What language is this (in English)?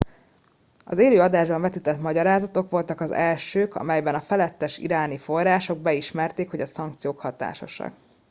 Hungarian